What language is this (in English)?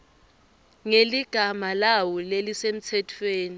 Swati